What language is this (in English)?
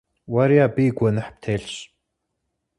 Kabardian